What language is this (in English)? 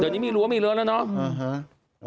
Thai